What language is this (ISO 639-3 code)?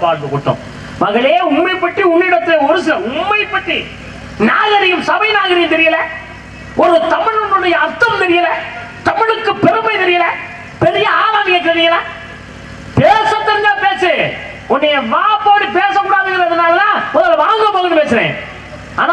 tam